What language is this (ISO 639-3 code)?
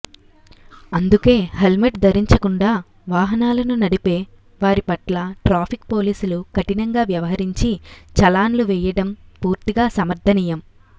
tel